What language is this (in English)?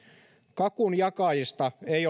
Finnish